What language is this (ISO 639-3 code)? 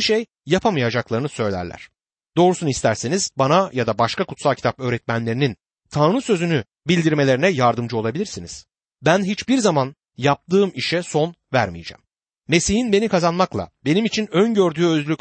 tur